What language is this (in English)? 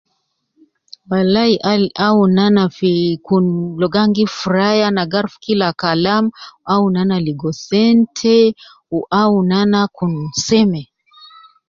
Nubi